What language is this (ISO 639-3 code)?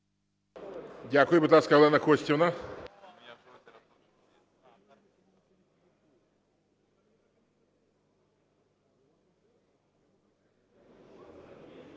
ukr